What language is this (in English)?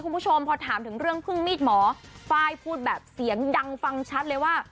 Thai